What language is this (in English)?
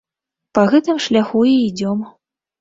Belarusian